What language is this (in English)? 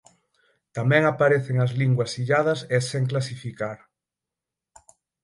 Galician